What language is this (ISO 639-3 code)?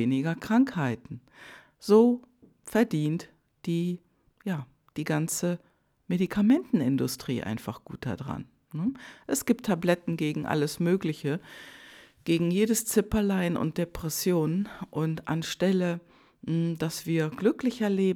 deu